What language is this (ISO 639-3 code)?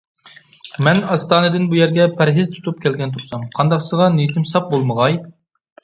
uig